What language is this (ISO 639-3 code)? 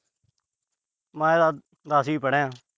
pan